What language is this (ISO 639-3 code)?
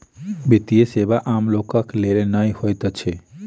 mai